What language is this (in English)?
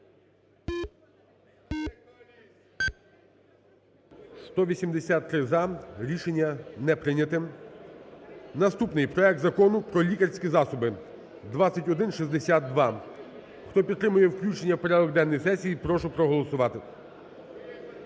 Ukrainian